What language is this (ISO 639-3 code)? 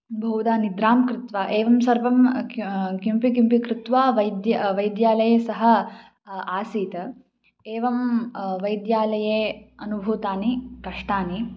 san